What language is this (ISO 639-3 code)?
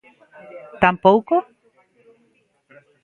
glg